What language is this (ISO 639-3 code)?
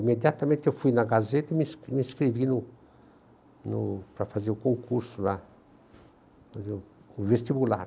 por